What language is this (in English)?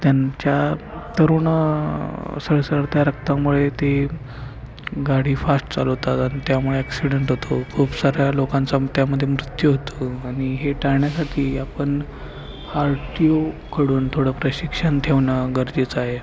Marathi